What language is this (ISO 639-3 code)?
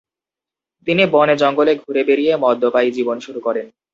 ben